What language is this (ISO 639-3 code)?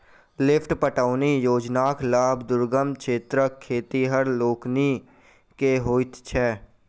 mai